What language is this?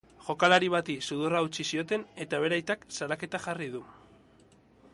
Basque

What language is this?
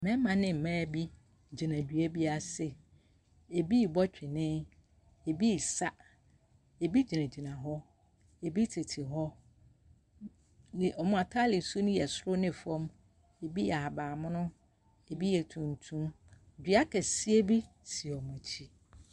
Akan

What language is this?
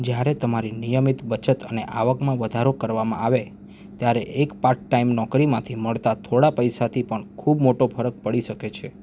Gujarati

